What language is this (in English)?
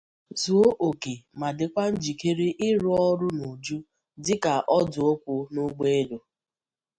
Igbo